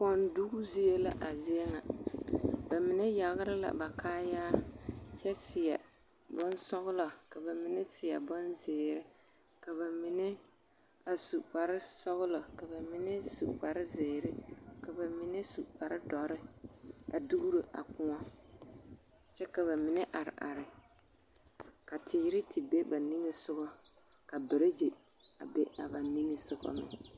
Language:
Southern Dagaare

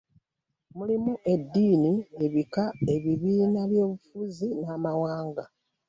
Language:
Ganda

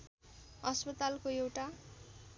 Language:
Nepali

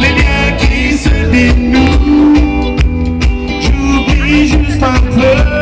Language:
Greek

